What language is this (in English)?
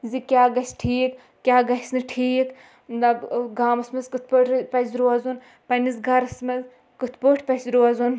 Kashmiri